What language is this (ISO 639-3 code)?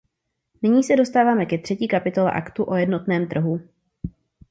ces